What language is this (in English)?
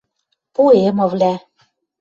Western Mari